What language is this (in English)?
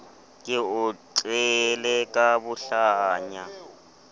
Southern Sotho